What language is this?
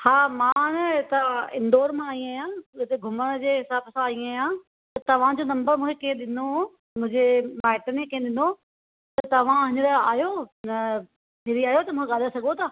Sindhi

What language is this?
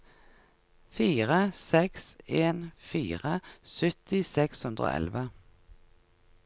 Norwegian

